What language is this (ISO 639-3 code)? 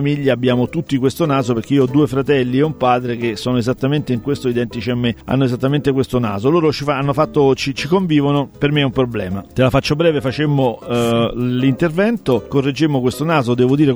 ita